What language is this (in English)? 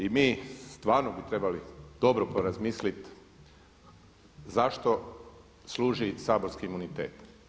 Croatian